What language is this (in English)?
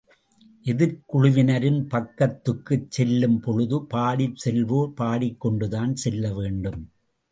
Tamil